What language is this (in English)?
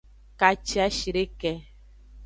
Aja (Benin)